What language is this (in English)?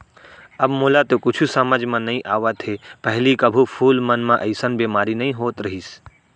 Chhattisgarhi